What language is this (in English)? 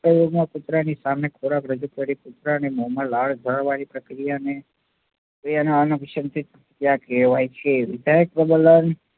Gujarati